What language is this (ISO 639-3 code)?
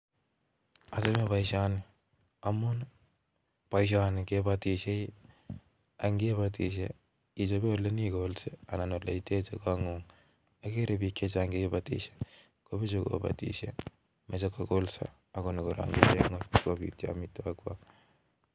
kln